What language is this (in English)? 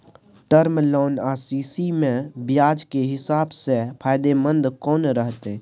Maithili